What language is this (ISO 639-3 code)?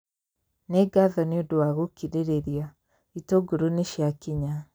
kik